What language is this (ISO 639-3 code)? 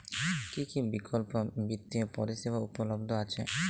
ben